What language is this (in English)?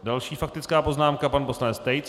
Czech